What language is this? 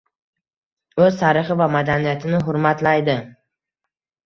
Uzbek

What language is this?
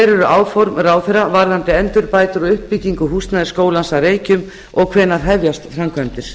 Icelandic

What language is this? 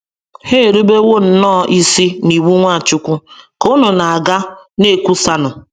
Igbo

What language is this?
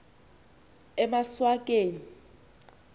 Xhosa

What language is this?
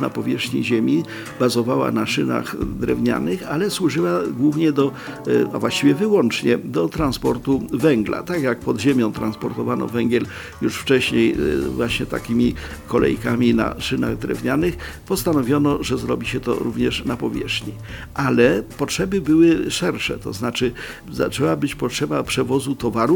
Polish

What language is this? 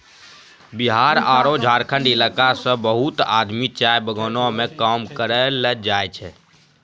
Maithili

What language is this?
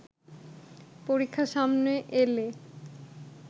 Bangla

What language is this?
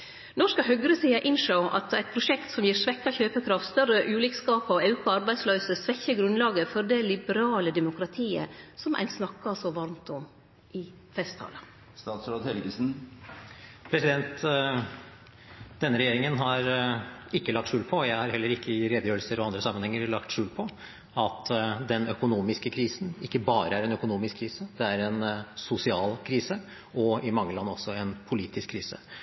Norwegian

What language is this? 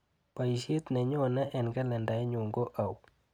Kalenjin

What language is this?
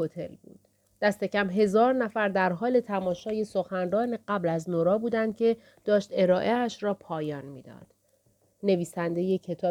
Persian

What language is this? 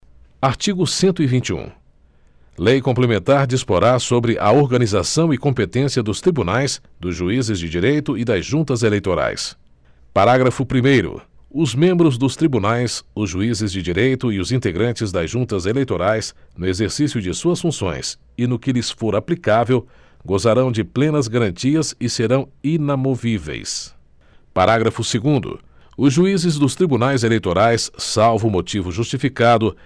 Portuguese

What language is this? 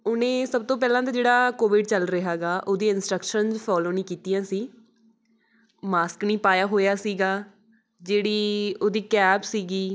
Punjabi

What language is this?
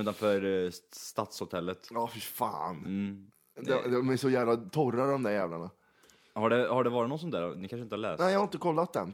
Swedish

